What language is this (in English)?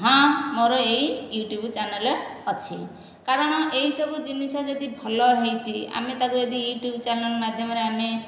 Odia